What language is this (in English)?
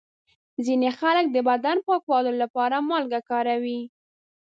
Pashto